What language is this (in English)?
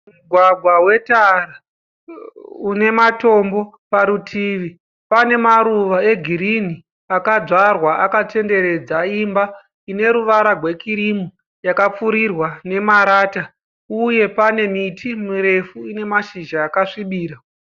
Shona